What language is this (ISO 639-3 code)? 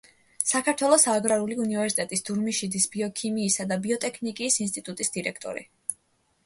kat